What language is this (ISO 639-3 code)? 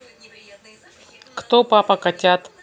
rus